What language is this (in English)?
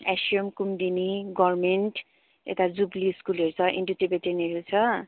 Nepali